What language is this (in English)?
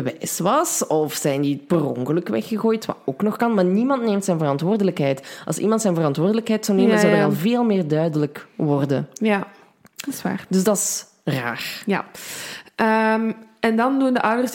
Dutch